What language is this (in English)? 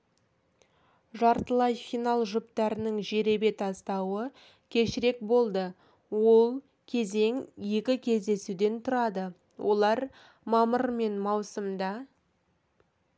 Kazakh